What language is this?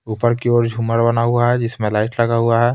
Hindi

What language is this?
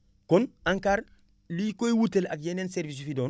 Wolof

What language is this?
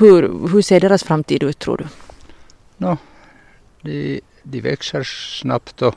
Swedish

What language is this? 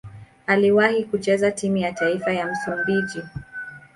Swahili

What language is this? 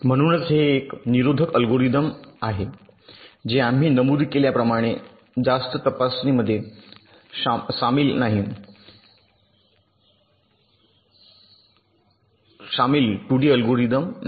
Marathi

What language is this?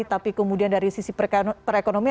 Indonesian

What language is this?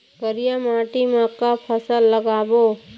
Chhattisgarhi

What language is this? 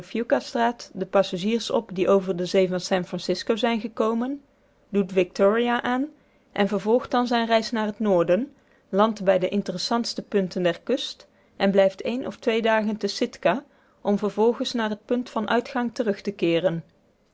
Dutch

